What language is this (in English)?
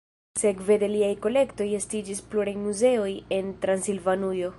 Esperanto